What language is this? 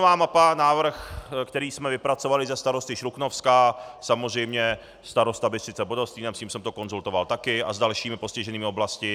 Czech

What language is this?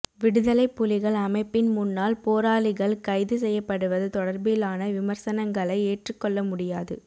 Tamil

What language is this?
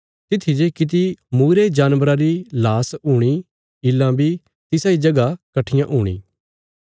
Bilaspuri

